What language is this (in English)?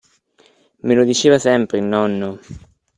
Italian